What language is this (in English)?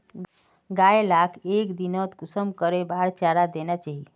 Magahi